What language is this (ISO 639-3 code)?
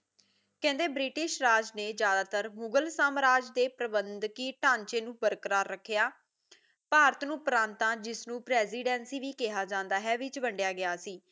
pan